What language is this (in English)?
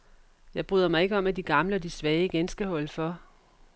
Danish